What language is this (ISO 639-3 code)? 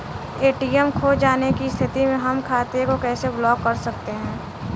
bho